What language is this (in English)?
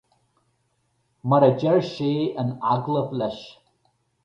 Irish